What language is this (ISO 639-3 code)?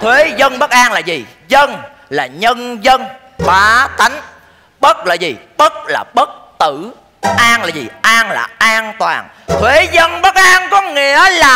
vie